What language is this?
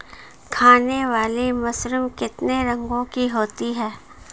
Hindi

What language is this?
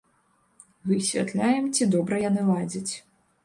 Belarusian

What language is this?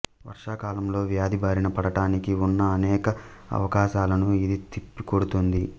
Telugu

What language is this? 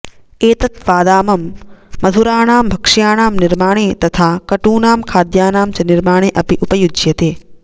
Sanskrit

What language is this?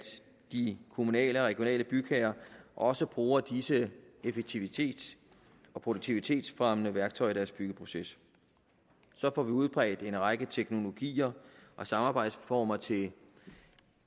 Danish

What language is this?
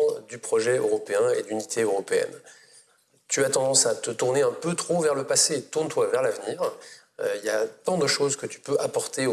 French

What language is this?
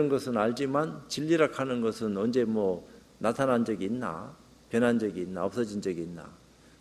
Korean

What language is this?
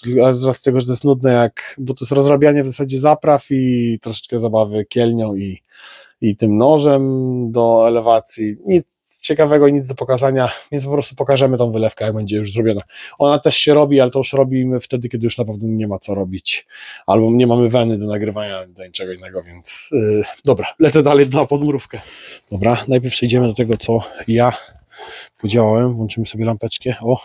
Polish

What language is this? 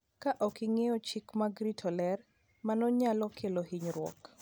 Luo (Kenya and Tanzania)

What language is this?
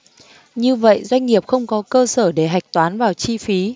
Vietnamese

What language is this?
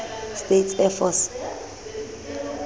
Southern Sotho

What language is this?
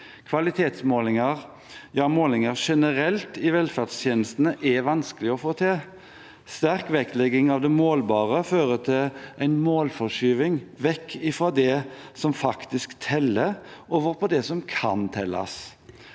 Norwegian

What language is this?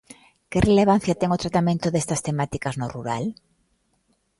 Galician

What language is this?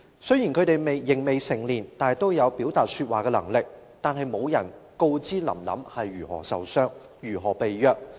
Cantonese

